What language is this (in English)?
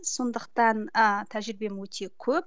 Kazakh